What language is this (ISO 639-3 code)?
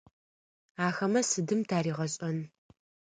ady